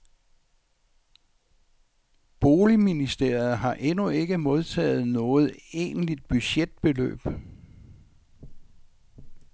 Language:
Danish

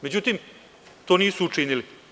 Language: Serbian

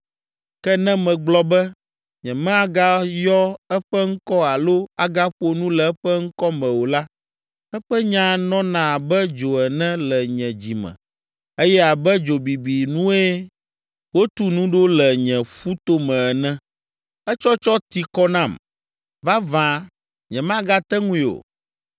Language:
Ewe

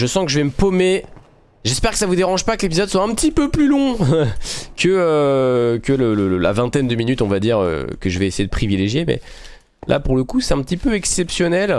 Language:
French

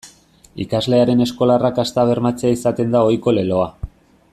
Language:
Basque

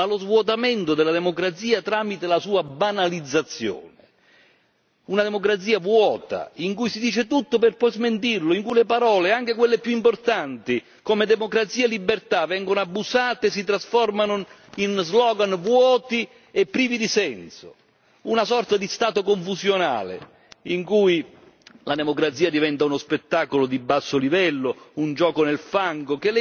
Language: Italian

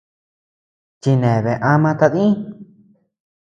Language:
Tepeuxila Cuicatec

